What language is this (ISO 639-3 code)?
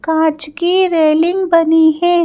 hin